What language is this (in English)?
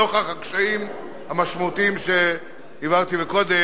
Hebrew